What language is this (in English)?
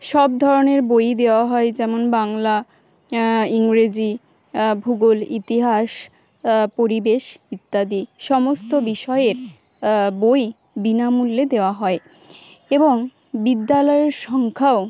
Bangla